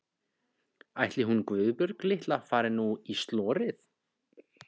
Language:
Icelandic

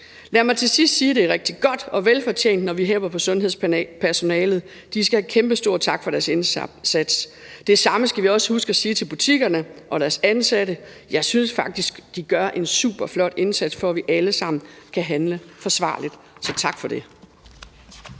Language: Danish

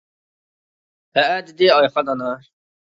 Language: Uyghur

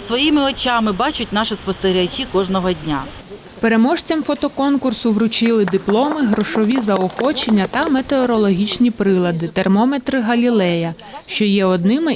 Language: Ukrainian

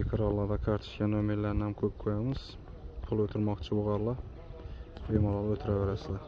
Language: Turkish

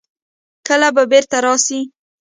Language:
Pashto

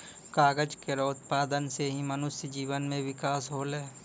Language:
Maithili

